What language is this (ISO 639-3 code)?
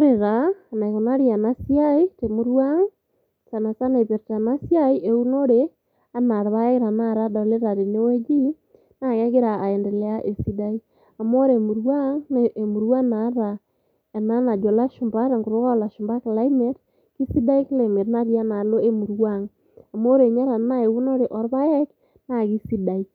mas